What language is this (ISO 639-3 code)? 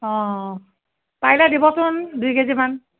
asm